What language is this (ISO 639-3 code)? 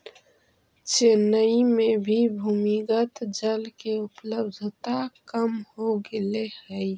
mag